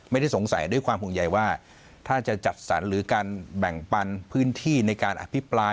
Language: Thai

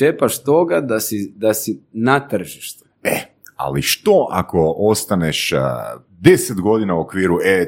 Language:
Croatian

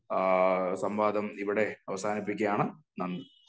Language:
Malayalam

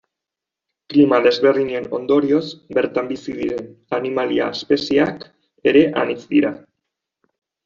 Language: Basque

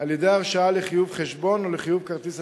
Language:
Hebrew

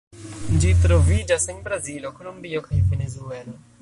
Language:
Esperanto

